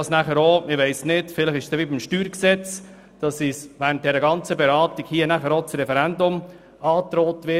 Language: Swiss German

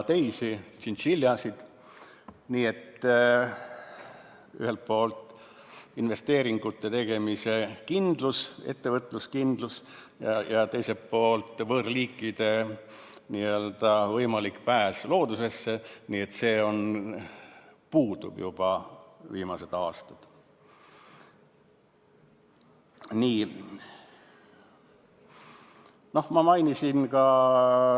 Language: Estonian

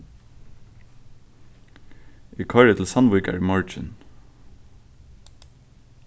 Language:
Faroese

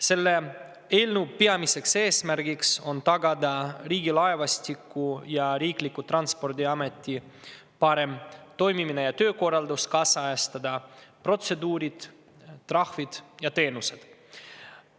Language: Estonian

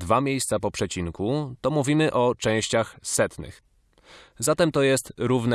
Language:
Polish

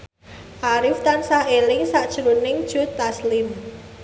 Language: Javanese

